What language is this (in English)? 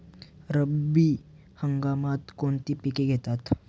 Marathi